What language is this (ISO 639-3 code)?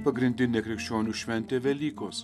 lit